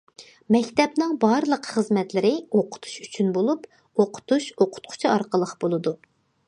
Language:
Uyghur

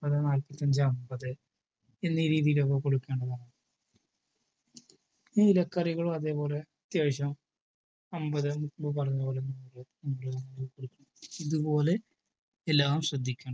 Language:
Malayalam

